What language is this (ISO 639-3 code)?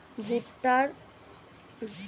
ben